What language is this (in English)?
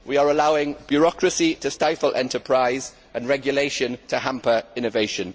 English